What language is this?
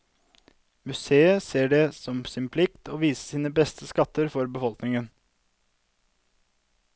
Norwegian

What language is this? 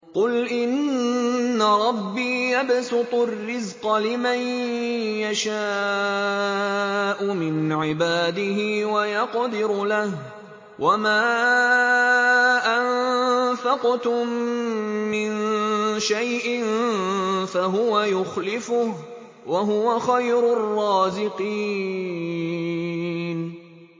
Arabic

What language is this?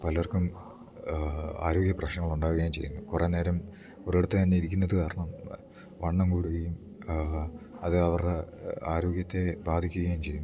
Malayalam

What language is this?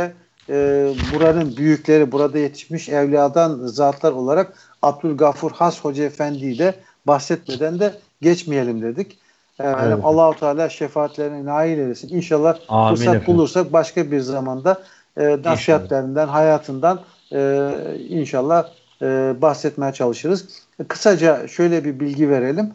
Turkish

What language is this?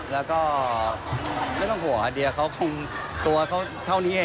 Thai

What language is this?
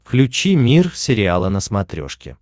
Russian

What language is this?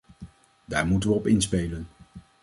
Dutch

